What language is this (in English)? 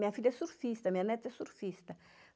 Portuguese